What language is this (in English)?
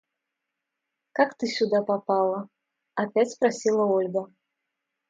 Russian